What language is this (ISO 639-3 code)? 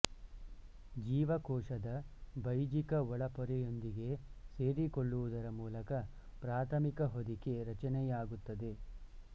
kan